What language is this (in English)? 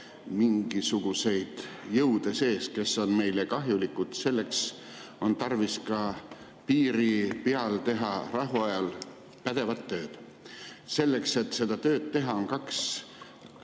Estonian